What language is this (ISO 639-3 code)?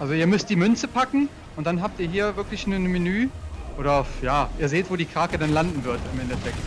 deu